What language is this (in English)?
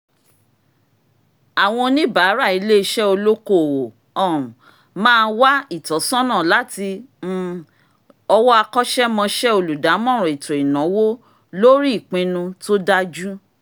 Yoruba